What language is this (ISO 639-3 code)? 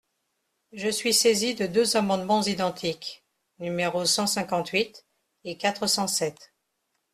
fra